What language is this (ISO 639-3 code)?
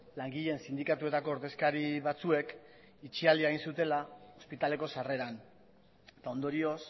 eus